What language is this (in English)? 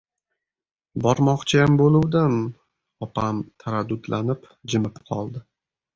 Uzbek